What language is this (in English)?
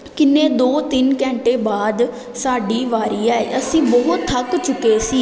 Punjabi